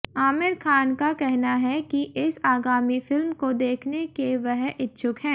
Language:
Hindi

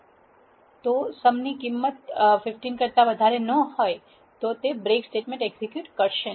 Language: Gujarati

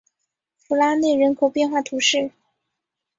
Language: Chinese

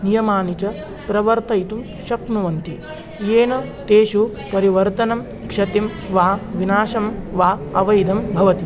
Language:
Sanskrit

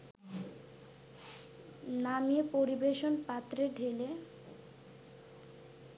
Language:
Bangla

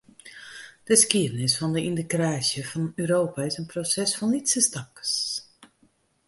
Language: Western Frisian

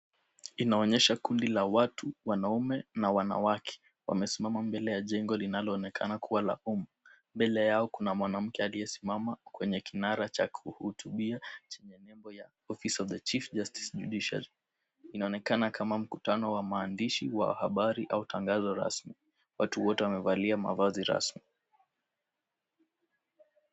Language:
Swahili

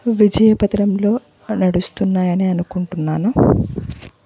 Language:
Telugu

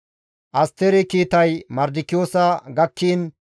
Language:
Gamo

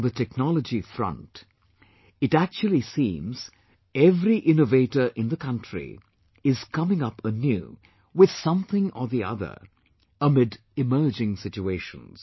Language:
English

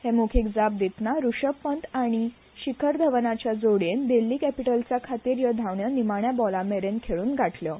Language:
Konkani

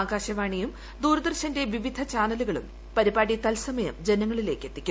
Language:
Malayalam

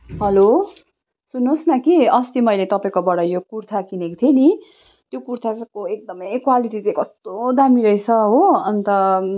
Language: Nepali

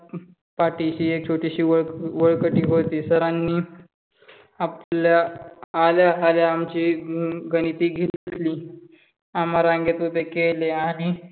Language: Marathi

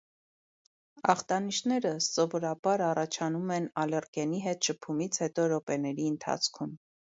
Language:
Armenian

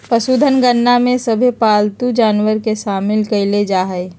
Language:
Magahi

